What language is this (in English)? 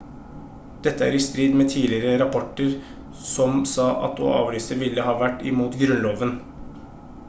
Norwegian Bokmål